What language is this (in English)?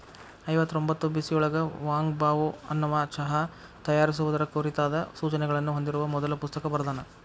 Kannada